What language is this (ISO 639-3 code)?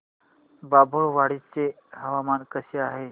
mar